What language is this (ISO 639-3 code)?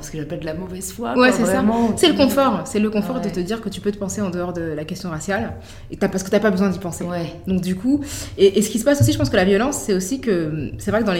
fra